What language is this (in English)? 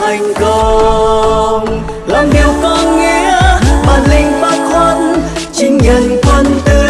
Vietnamese